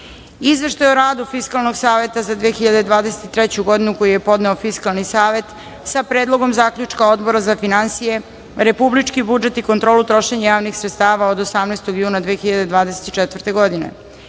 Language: Serbian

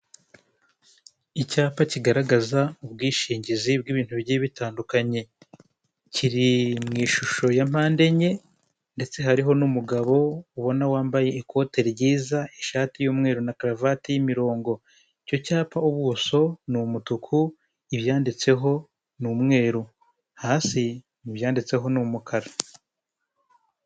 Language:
Kinyarwanda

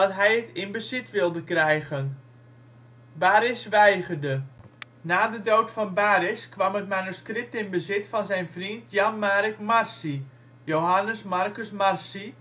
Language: Dutch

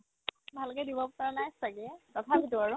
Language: Assamese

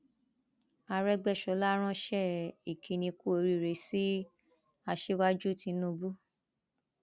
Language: Yoruba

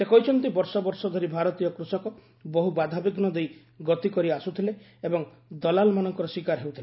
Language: Odia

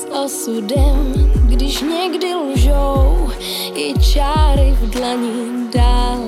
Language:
Slovak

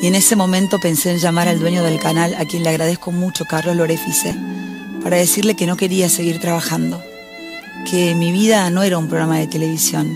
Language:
Spanish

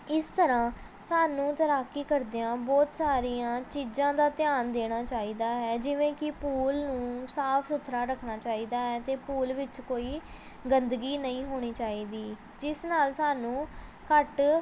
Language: Punjabi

